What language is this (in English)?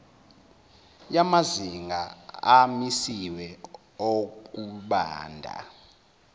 Zulu